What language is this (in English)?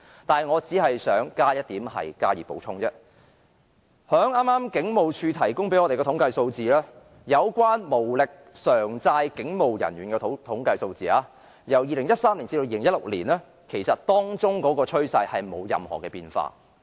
Cantonese